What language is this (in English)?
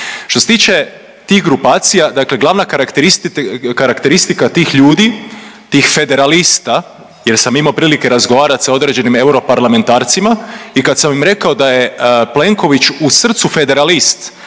Croatian